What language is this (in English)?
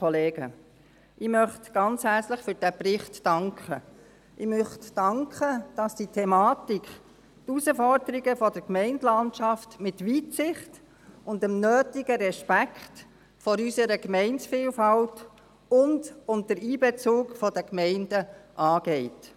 Swiss German